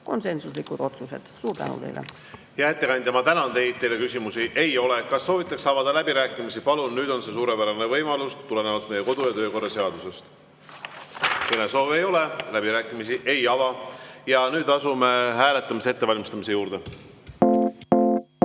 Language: Estonian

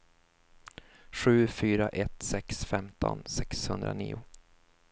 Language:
Swedish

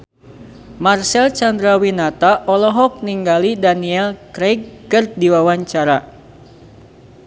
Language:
Sundanese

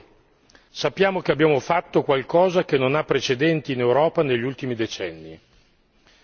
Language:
Italian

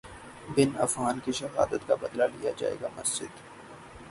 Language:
Urdu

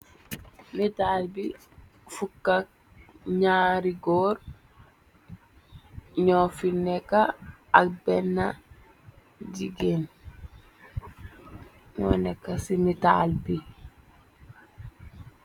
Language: Wolof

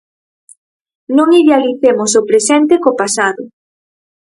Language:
Galician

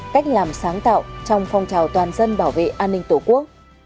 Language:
Vietnamese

